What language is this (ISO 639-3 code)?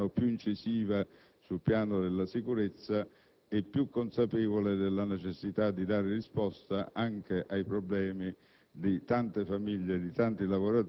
ita